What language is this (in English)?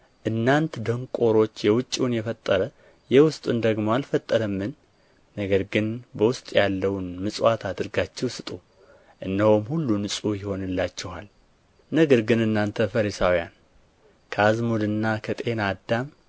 Amharic